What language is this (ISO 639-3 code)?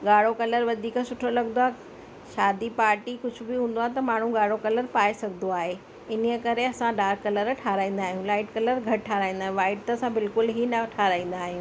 snd